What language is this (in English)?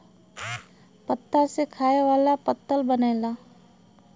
Bhojpuri